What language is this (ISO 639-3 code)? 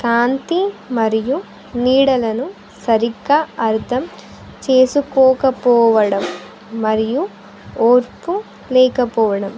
tel